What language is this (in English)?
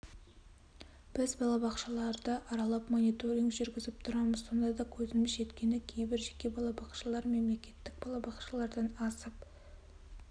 Kazakh